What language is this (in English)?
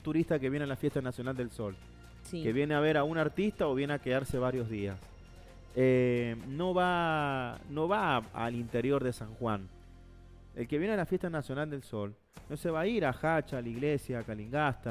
Spanish